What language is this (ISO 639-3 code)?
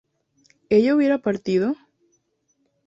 spa